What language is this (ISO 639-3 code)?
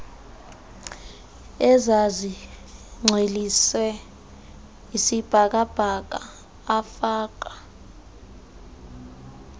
xho